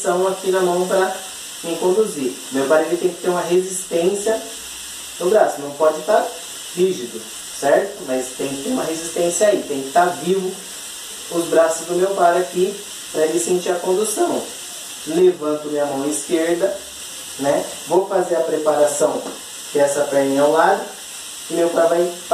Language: Portuguese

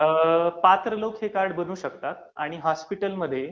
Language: Marathi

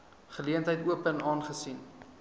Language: Afrikaans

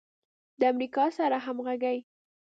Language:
Pashto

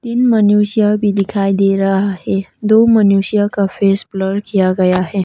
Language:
Hindi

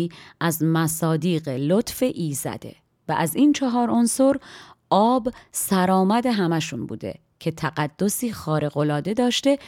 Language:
Persian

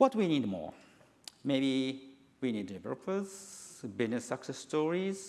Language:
English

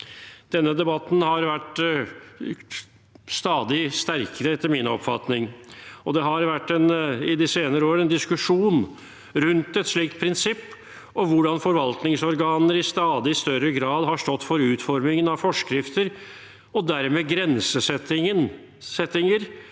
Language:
Norwegian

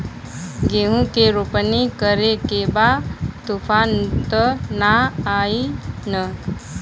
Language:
Bhojpuri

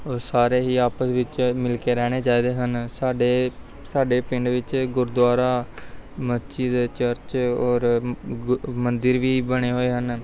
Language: Punjabi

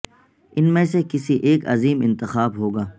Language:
Urdu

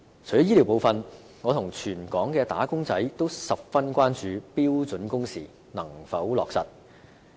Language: Cantonese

